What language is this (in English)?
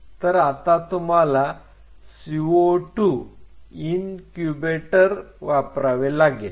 Marathi